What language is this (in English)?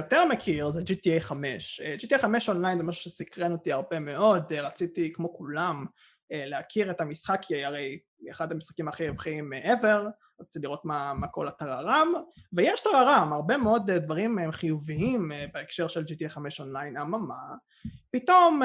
Hebrew